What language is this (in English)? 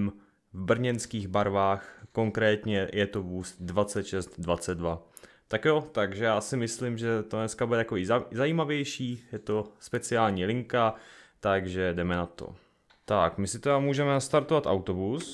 Czech